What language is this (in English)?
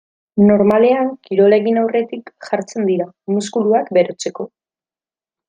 Basque